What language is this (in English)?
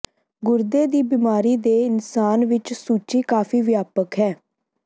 Punjabi